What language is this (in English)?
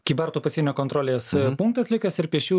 Lithuanian